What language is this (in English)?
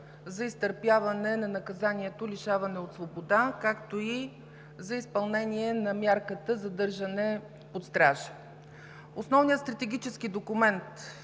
Bulgarian